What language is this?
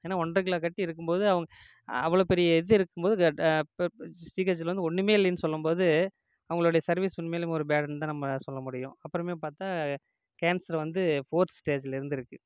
Tamil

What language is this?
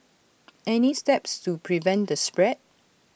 English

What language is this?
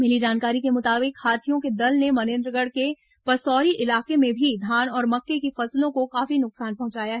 Hindi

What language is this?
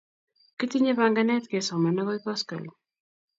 Kalenjin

